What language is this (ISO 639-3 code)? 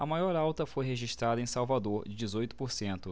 por